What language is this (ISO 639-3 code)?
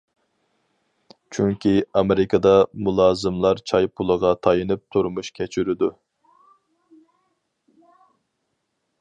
uig